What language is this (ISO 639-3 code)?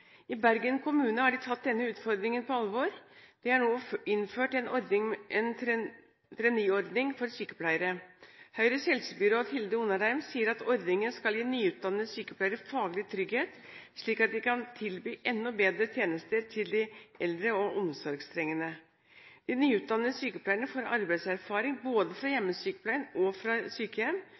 nob